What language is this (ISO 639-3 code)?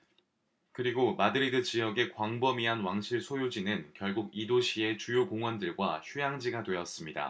kor